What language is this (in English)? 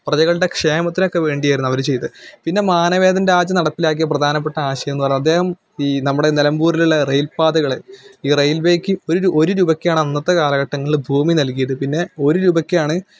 Malayalam